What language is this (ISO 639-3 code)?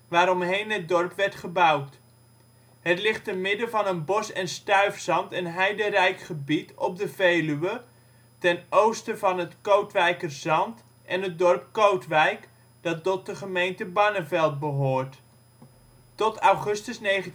nld